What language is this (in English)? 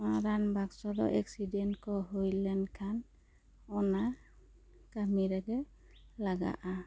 Santali